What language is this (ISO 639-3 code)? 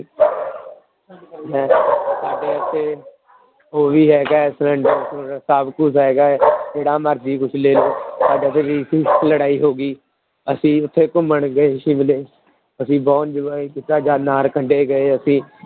pan